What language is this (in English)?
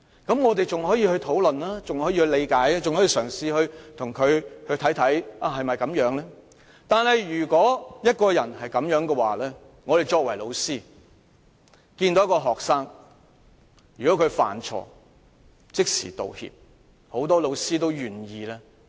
Cantonese